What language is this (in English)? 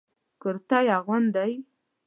Pashto